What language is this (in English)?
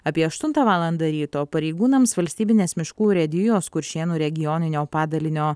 Lithuanian